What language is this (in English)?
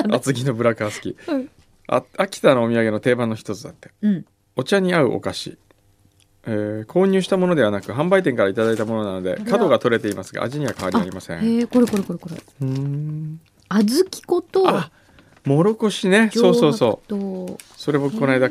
Japanese